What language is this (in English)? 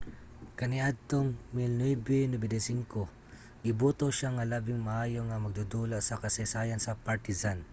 Cebuano